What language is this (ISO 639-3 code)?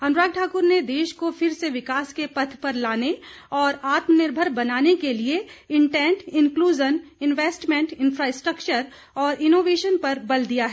hin